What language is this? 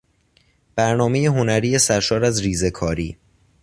Persian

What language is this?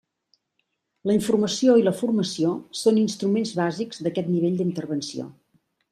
Catalan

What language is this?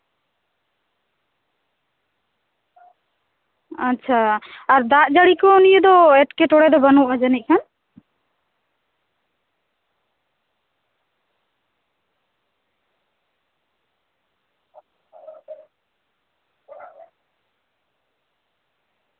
Santali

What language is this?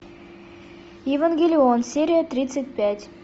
Russian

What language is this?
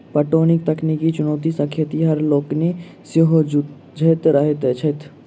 Maithili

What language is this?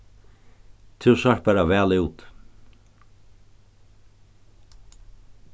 Faroese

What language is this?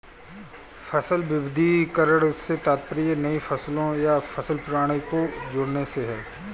Hindi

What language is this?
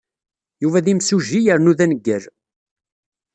Kabyle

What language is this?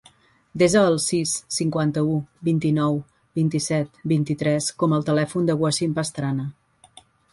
Catalan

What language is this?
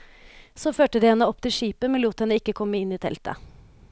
Norwegian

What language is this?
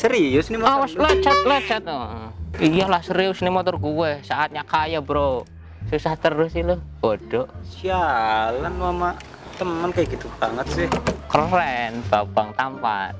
Indonesian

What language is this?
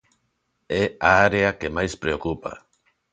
Galician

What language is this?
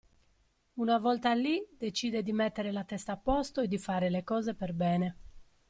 Italian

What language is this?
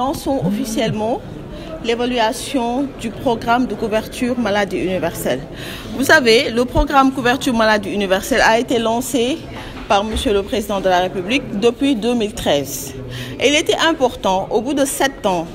French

